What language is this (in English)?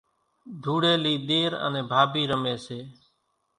Kachi Koli